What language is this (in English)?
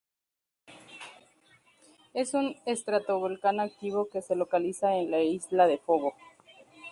Spanish